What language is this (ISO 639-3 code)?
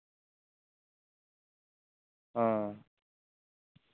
sat